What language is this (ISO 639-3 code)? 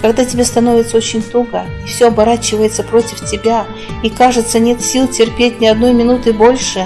rus